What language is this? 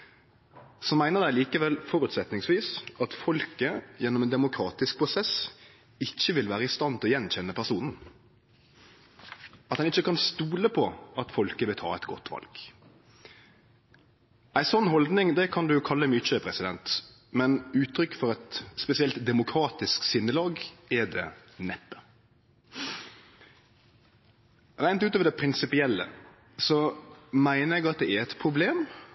Norwegian Nynorsk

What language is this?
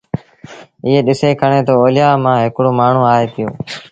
Sindhi Bhil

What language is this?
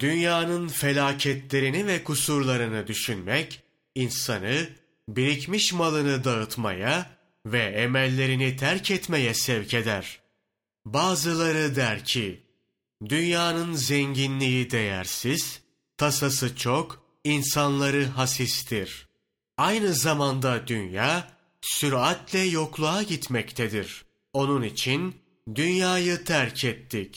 Turkish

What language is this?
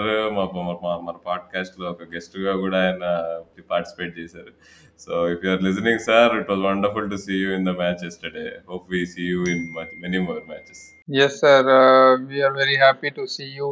Telugu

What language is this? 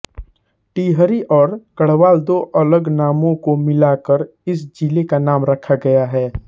Hindi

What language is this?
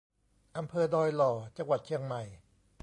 Thai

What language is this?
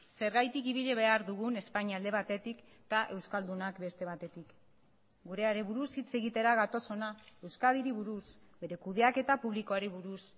Basque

